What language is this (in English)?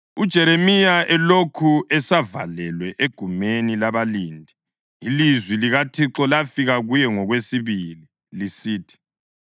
North Ndebele